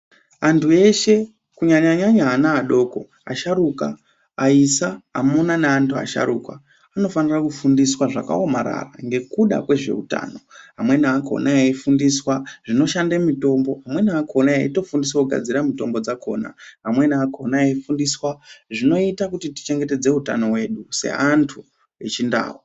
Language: Ndau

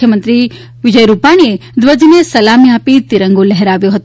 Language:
Gujarati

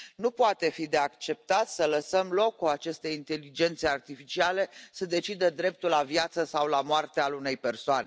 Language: Romanian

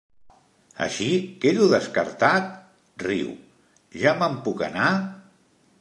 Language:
Catalan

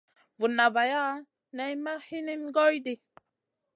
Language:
Masana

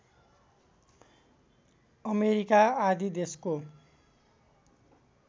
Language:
Nepali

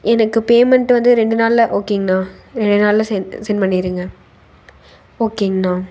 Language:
Tamil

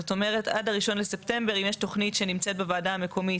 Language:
Hebrew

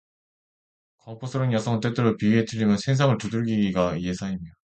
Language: Korean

